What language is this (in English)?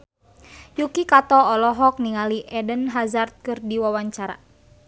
Sundanese